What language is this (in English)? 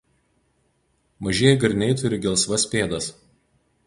Lithuanian